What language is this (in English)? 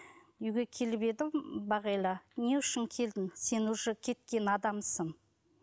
Kazakh